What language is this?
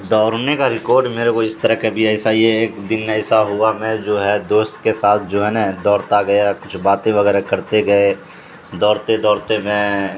Urdu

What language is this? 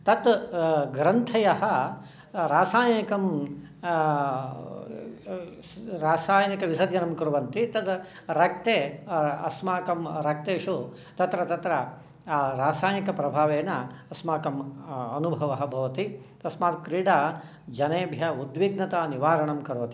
Sanskrit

